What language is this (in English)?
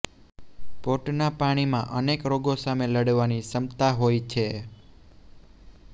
Gujarati